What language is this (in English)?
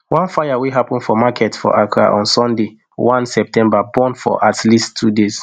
Nigerian Pidgin